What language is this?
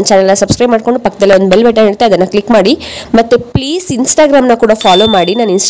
Hindi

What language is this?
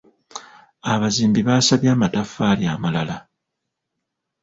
Ganda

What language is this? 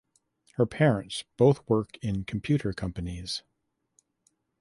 English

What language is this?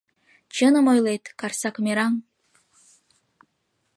Mari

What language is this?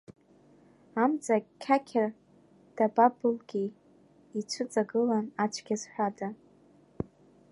Abkhazian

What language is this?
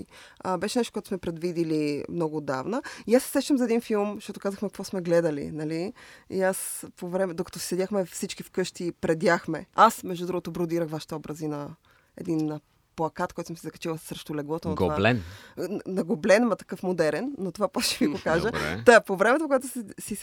Bulgarian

